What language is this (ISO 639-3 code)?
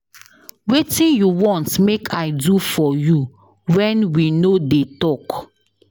pcm